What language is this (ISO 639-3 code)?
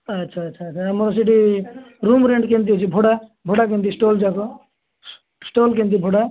ori